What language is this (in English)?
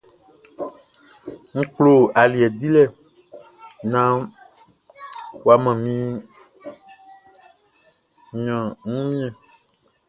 Baoulé